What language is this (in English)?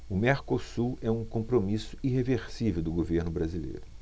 Portuguese